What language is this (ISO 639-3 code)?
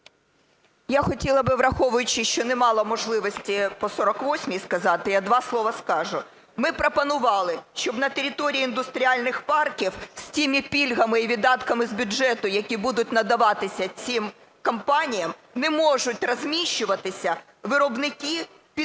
ukr